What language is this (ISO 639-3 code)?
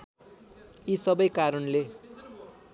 nep